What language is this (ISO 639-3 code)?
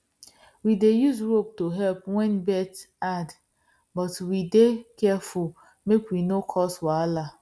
pcm